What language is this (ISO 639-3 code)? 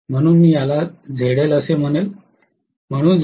mar